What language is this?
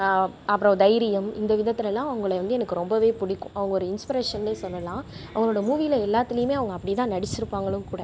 Tamil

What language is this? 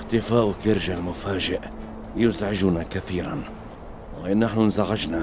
Arabic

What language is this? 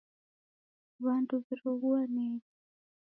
Taita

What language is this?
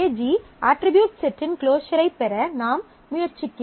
Tamil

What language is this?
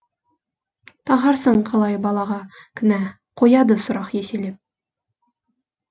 Kazakh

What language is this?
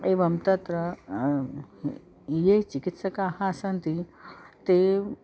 Sanskrit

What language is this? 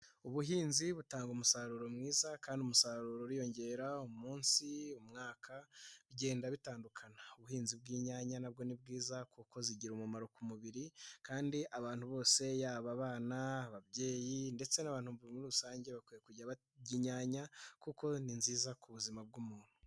Kinyarwanda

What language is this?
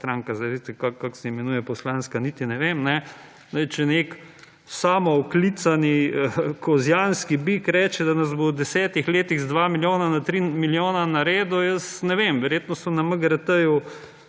Slovenian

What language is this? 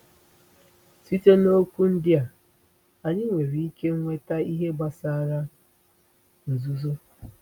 Igbo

